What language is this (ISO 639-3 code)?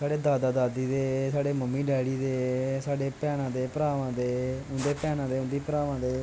doi